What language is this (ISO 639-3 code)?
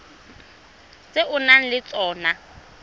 tsn